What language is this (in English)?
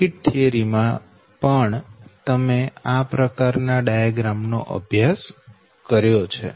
Gujarati